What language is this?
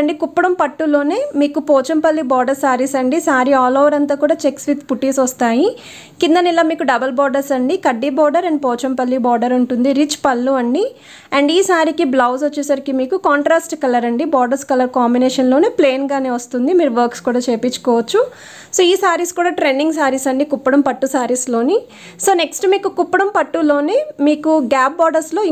Hindi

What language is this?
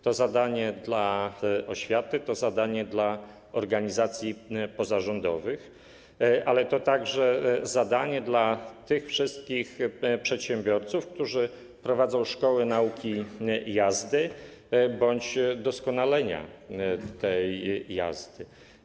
Polish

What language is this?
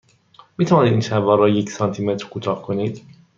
Persian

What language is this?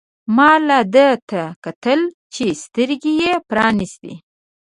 Pashto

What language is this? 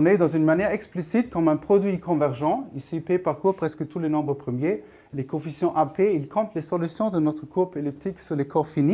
French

